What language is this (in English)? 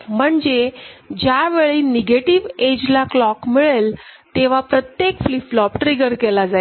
Marathi